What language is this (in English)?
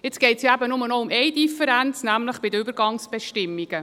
Swiss German